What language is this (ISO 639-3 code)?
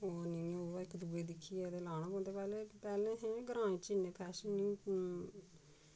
doi